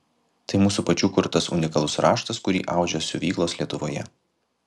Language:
Lithuanian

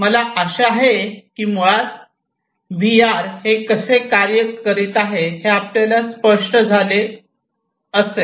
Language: Marathi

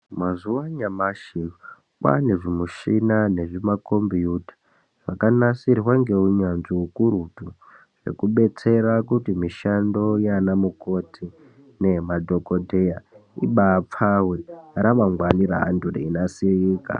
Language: Ndau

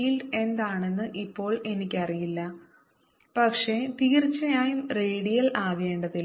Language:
Malayalam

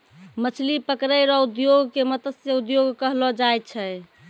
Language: Maithili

